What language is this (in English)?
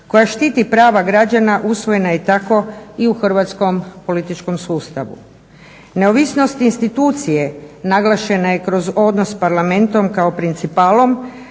Croatian